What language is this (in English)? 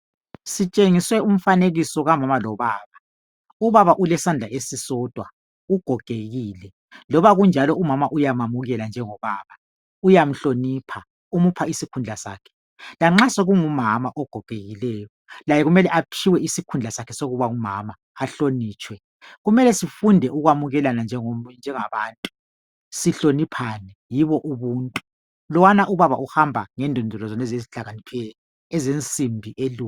North Ndebele